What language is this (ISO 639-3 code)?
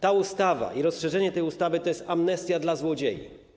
pol